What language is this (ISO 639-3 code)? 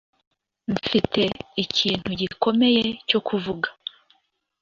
kin